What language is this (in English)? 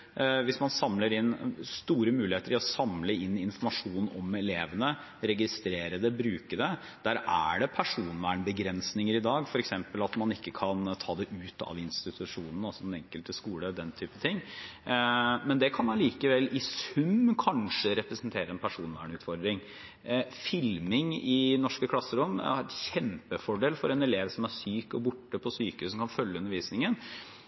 Norwegian Bokmål